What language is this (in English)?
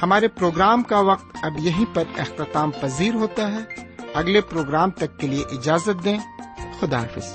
Urdu